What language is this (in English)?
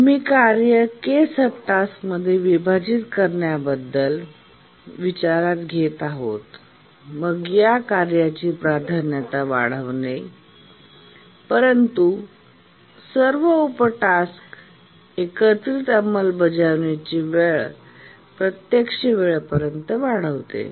Marathi